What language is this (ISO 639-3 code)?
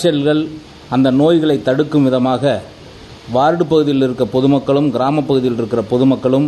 tam